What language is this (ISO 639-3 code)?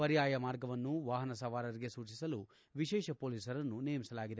kan